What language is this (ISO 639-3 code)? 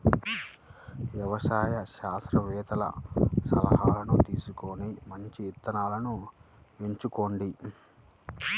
tel